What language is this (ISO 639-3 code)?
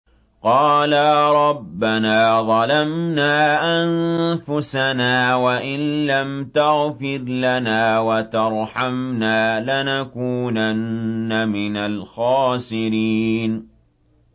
ara